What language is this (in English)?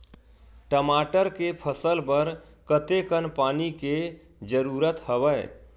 Chhattisgarhi